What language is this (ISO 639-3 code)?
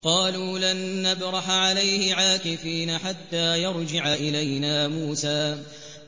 ara